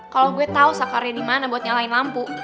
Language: Indonesian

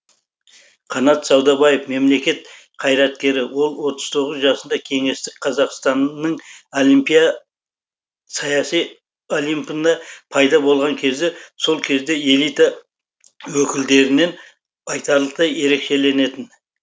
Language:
Kazakh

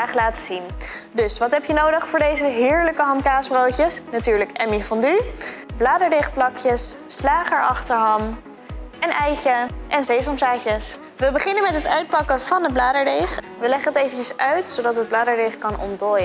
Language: Dutch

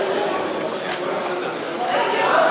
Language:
Hebrew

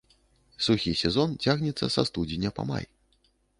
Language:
Belarusian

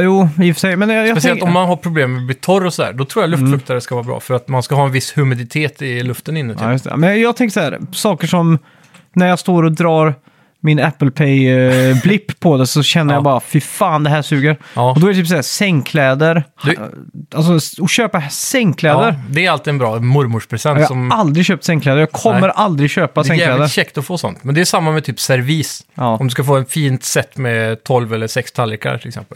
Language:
Swedish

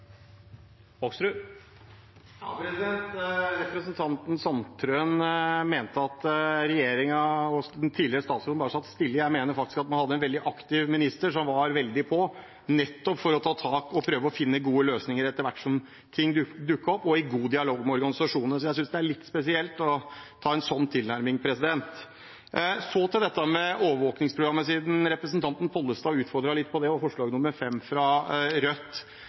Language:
Norwegian Bokmål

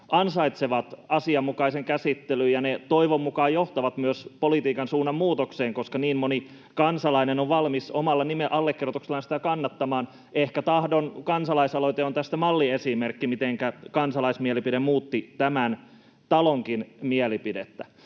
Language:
Finnish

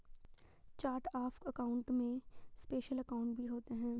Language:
Hindi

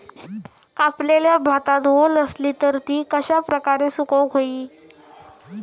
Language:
Marathi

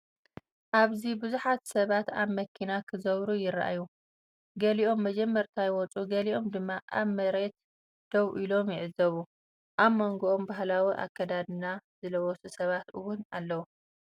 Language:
Tigrinya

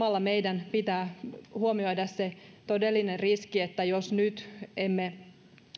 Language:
Finnish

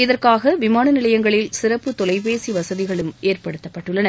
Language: Tamil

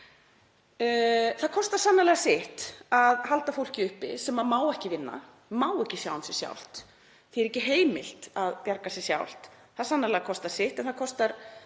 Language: Icelandic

